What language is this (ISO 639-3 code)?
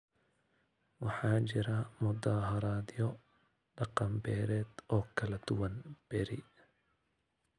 som